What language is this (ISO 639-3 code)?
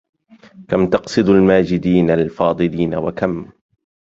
ara